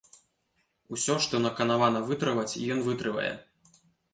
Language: Belarusian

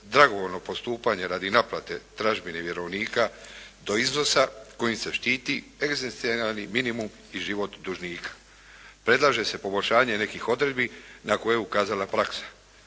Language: Croatian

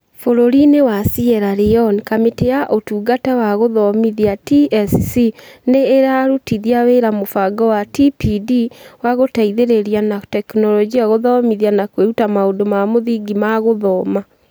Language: Kikuyu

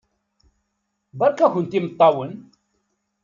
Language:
Kabyle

